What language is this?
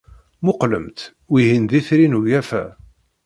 Kabyle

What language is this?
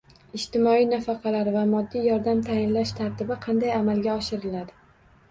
Uzbek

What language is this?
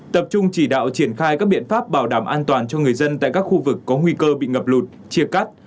Vietnamese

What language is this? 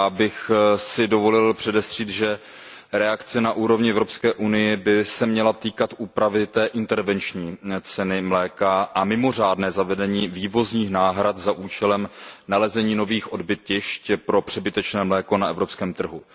Czech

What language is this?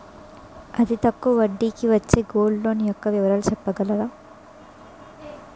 Telugu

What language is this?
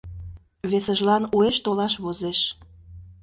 Mari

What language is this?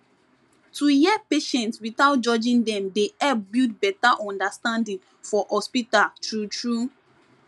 Nigerian Pidgin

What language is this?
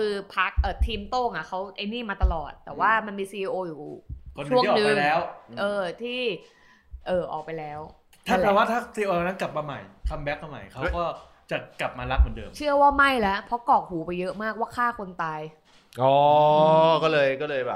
Thai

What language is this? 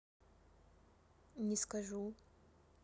Russian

